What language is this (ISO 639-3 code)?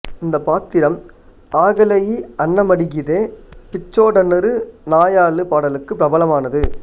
tam